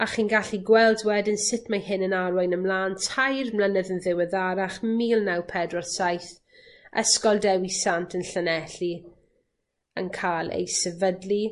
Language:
Welsh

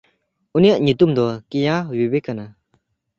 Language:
Santali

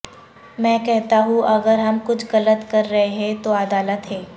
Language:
Urdu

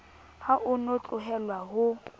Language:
Southern Sotho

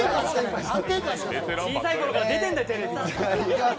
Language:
Japanese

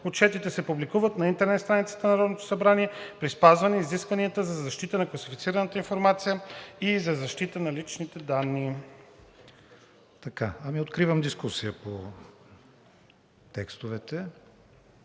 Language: Bulgarian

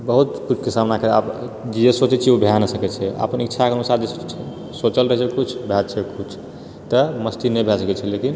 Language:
Maithili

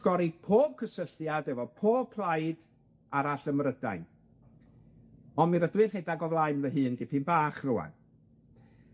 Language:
Welsh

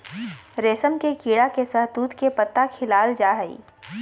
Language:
Magahi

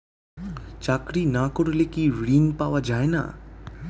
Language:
Bangla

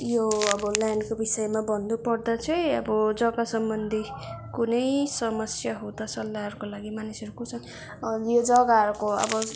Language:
Nepali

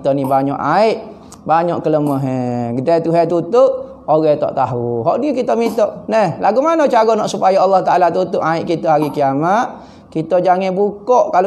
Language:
Malay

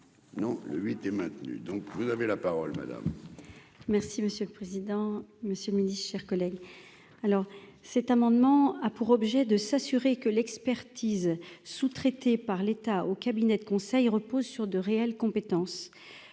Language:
French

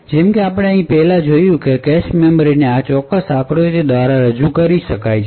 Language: Gujarati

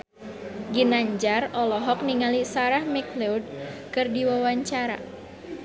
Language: Sundanese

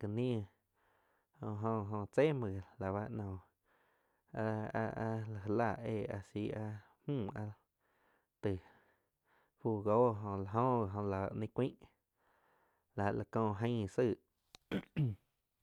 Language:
Quiotepec Chinantec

